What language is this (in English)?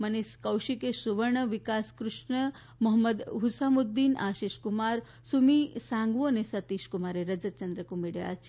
Gujarati